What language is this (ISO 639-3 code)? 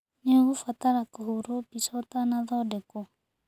kik